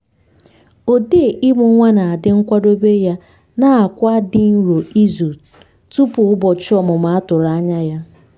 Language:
Igbo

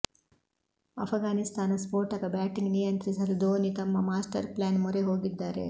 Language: Kannada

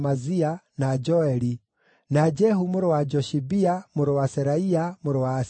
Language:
Kikuyu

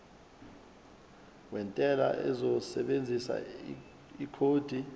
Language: Zulu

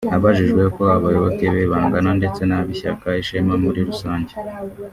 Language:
Kinyarwanda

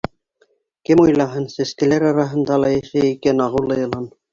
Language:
Bashkir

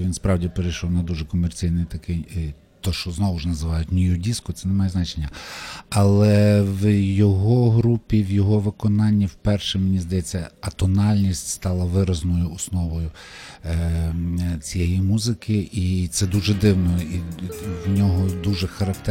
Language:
Ukrainian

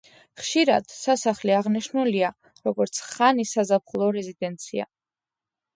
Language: Georgian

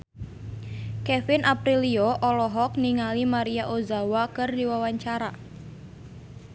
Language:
Sundanese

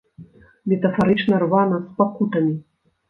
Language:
Belarusian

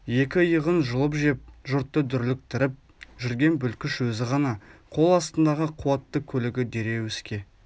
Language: Kazakh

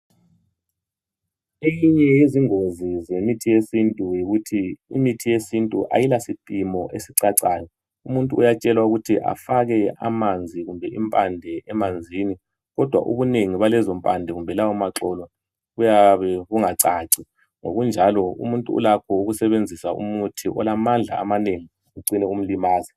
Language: North Ndebele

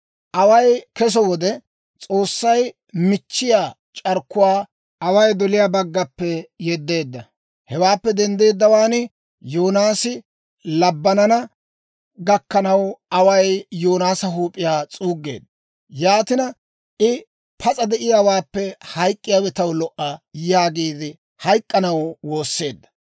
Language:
Dawro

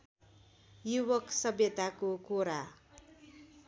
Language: Nepali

